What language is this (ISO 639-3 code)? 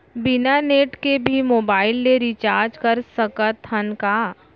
hne